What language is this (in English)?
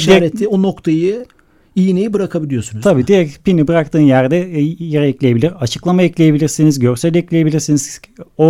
Turkish